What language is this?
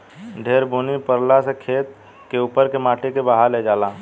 Bhojpuri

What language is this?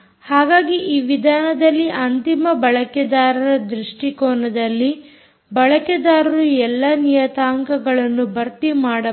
Kannada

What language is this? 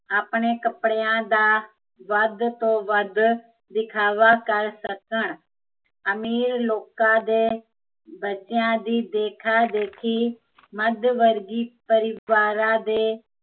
Punjabi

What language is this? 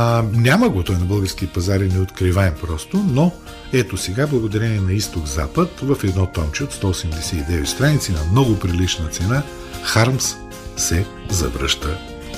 Bulgarian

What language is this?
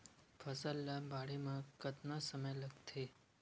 Chhattisgarhi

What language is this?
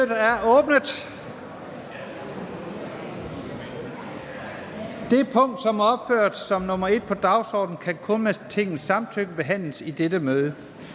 Danish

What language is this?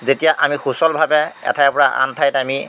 Assamese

